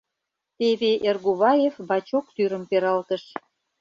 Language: Mari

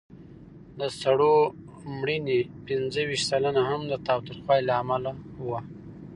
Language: Pashto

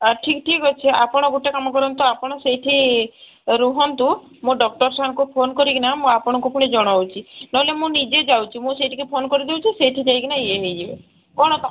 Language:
Odia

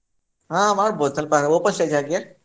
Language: Kannada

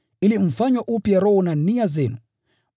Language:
Swahili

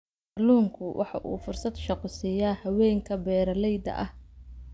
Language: Somali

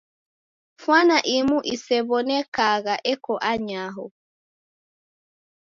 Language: Taita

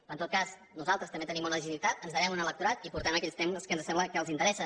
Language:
Catalan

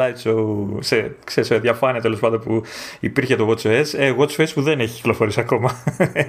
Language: Greek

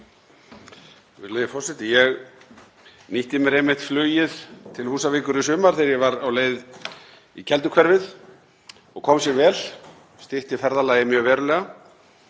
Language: Icelandic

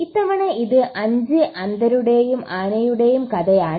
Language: Malayalam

